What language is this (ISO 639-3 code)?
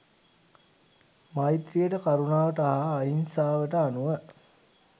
sin